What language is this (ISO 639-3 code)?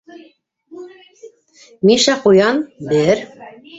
bak